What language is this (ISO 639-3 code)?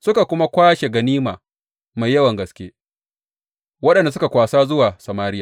hau